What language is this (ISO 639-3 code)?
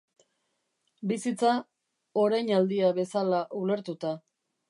eus